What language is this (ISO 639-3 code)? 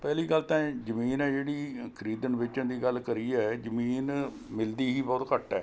pan